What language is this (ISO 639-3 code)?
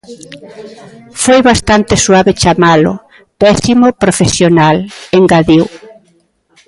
glg